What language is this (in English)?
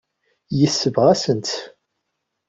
Kabyle